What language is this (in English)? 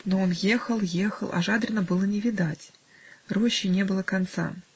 Russian